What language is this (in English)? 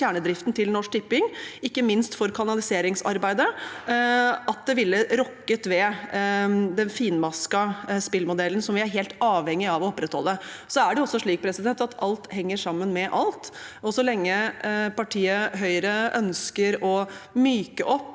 Norwegian